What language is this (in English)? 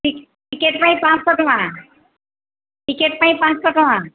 Odia